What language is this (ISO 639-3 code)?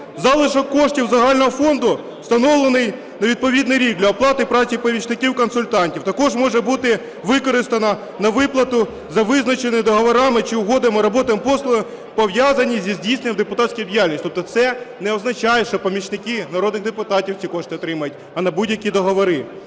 ukr